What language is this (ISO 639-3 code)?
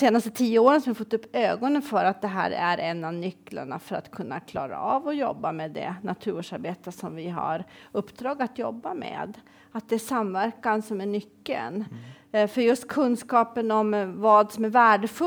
swe